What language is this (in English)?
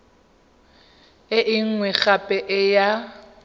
Tswana